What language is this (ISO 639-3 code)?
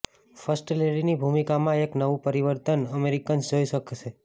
guj